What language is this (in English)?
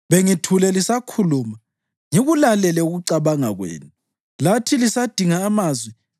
North Ndebele